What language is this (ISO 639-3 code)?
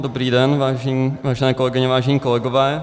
ces